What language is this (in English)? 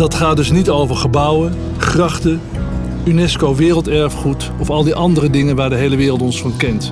Dutch